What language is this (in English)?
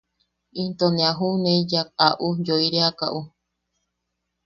Yaqui